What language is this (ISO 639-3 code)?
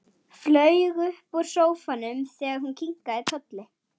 isl